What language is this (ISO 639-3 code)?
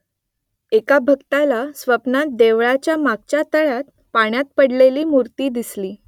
mar